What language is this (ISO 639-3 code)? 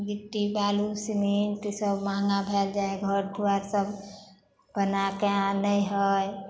mai